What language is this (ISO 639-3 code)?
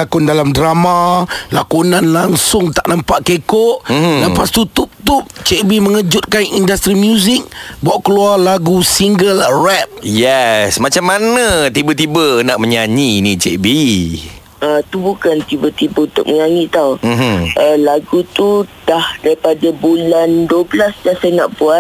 msa